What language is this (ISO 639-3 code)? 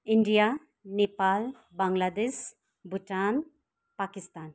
nep